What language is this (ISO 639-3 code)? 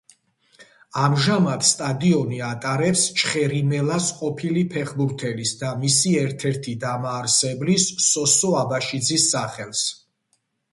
kat